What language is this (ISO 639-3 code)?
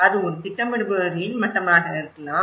tam